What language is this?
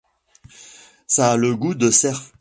French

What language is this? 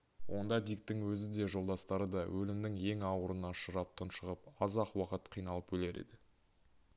Kazakh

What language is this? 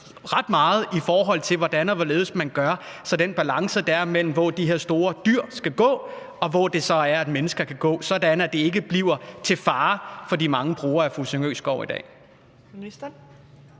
Danish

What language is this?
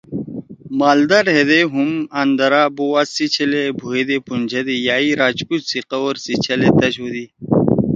Torwali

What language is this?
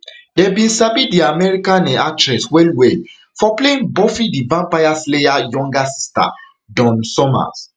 Nigerian Pidgin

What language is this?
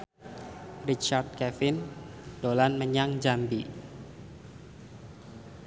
Javanese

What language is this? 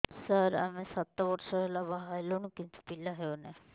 Odia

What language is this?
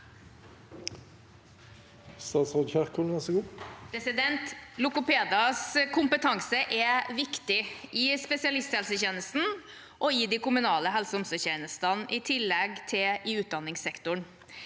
Norwegian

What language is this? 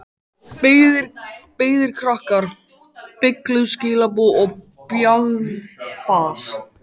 Icelandic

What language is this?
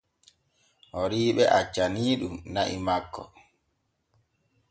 Borgu Fulfulde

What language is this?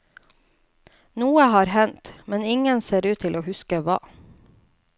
Norwegian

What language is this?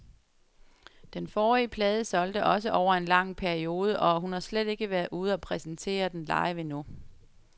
Danish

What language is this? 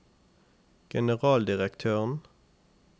Norwegian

